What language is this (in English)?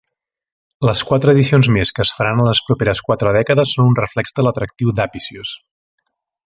Catalan